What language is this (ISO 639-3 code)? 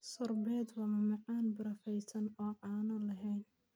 som